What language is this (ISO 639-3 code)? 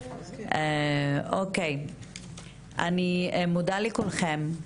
heb